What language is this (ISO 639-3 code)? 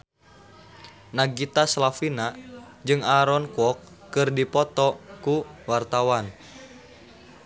sun